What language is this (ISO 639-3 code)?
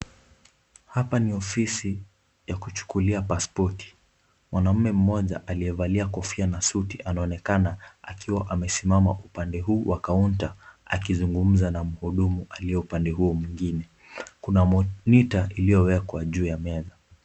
swa